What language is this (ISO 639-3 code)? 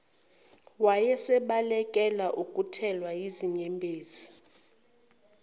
zul